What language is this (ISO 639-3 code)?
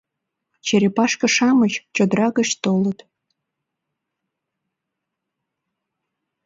chm